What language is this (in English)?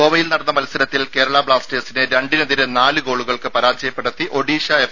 Malayalam